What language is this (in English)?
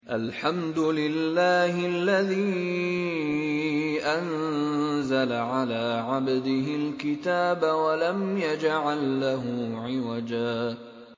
Arabic